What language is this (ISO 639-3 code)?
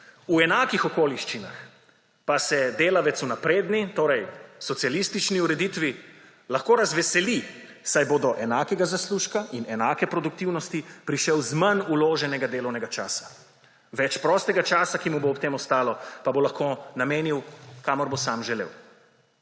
slv